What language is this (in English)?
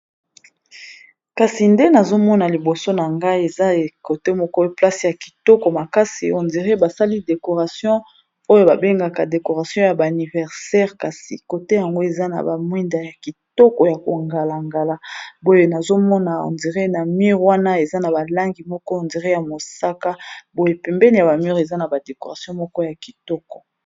Lingala